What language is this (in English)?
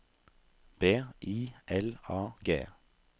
Norwegian